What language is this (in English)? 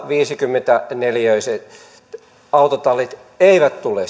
Finnish